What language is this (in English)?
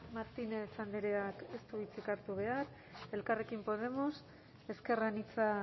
Basque